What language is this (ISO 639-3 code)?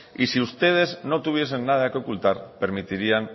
spa